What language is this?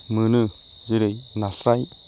Bodo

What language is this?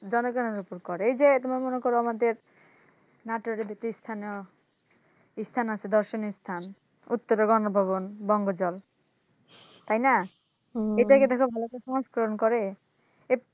Bangla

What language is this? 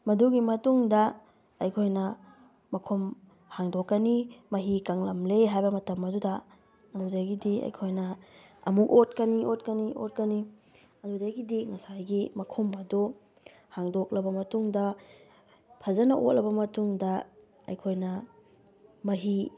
Manipuri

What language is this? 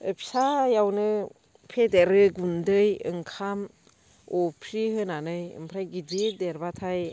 Bodo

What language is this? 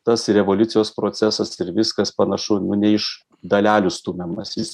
Lithuanian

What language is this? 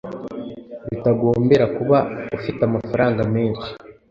Kinyarwanda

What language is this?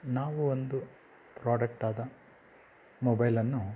Kannada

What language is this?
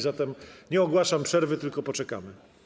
Polish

